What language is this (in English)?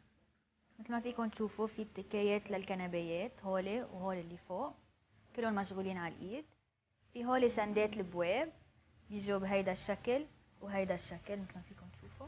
Arabic